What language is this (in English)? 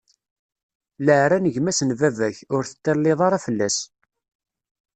Kabyle